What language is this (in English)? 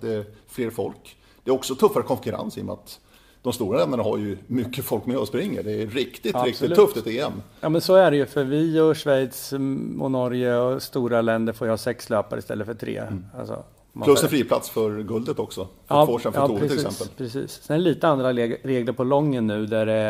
Swedish